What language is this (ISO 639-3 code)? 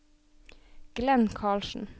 nor